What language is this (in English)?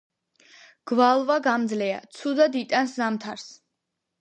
Georgian